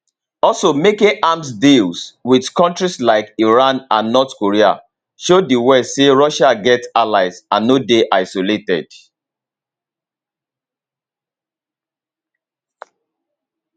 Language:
Nigerian Pidgin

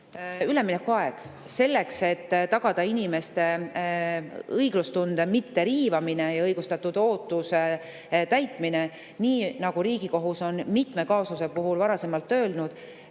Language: Estonian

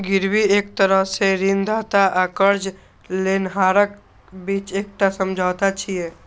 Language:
Maithili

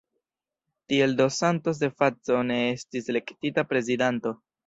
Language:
Esperanto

